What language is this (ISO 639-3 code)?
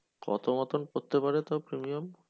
ben